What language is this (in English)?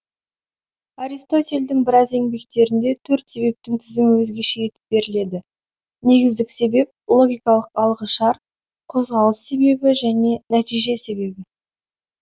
Kazakh